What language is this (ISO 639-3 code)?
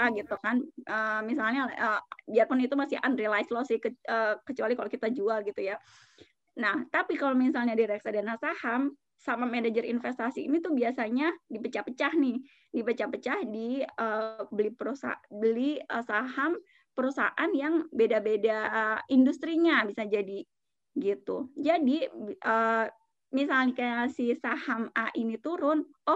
ind